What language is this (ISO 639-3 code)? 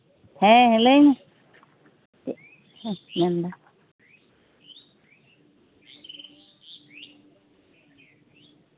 sat